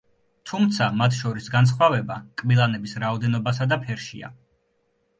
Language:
Georgian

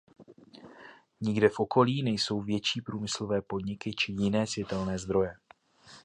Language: Czech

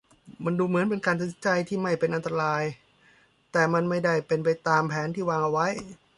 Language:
Thai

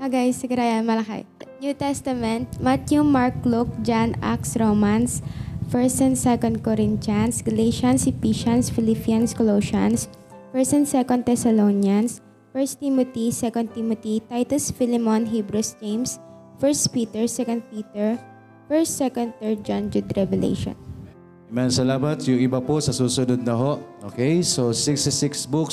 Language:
Filipino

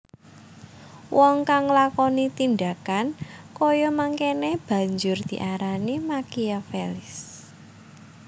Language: Javanese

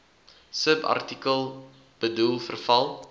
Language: Afrikaans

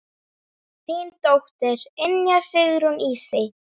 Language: Icelandic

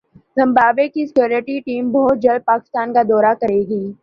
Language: Urdu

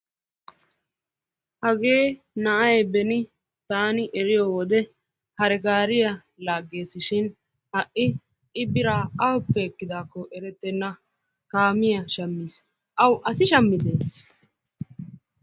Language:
Wolaytta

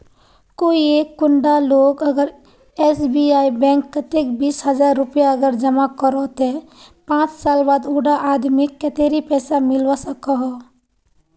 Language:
Magahi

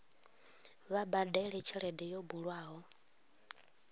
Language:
Venda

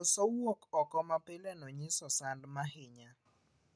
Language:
Luo (Kenya and Tanzania)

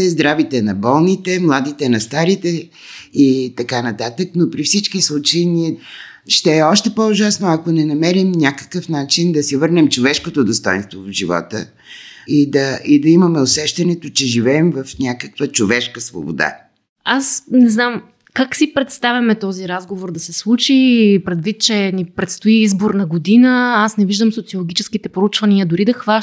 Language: Bulgarian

